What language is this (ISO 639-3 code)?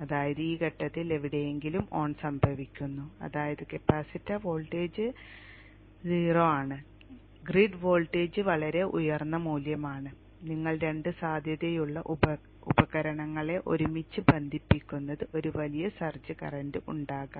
mal